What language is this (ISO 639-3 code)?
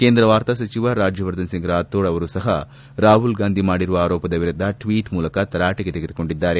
kan